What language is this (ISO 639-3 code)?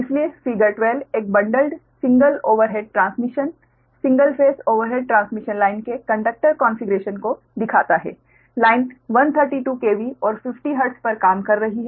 hin